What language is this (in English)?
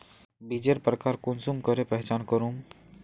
Magahi